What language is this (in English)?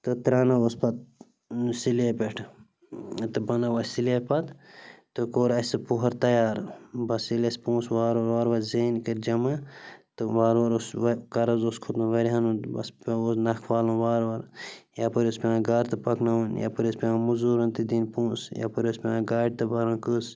Kashmiri